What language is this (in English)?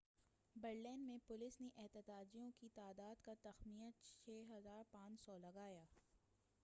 Urdu